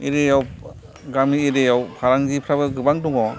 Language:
Bodo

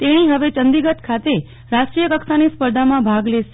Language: Gujarati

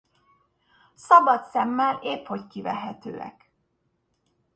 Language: Hungarian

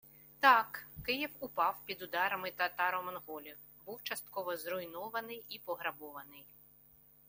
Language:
Ukrainian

